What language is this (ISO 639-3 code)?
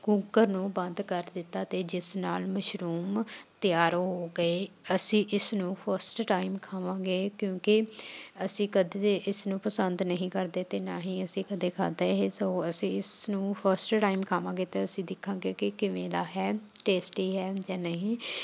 pan